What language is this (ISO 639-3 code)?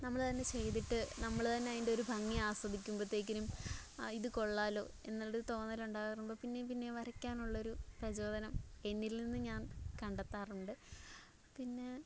mal